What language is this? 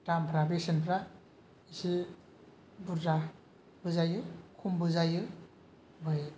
Bodo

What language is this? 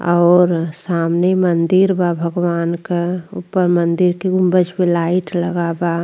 Bhojpuri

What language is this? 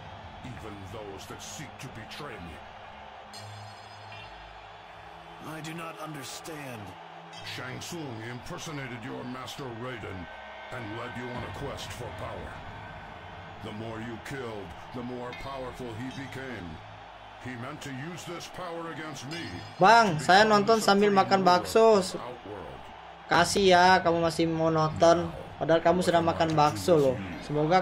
Indonesian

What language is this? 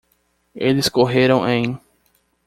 Portuguese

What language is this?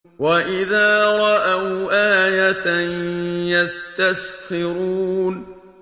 Arabic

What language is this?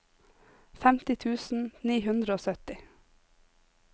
Norwegian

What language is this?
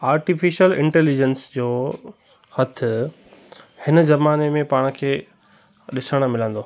Sindhi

